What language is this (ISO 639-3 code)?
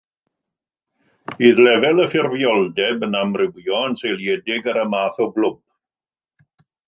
cym